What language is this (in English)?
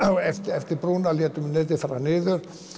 Icelandic